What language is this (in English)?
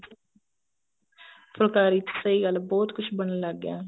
Punjabi